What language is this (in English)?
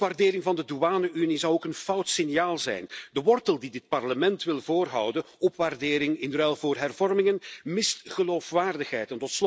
Dutch